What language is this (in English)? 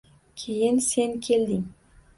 Uzbek